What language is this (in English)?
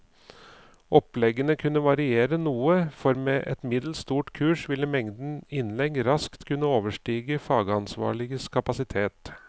Norwegian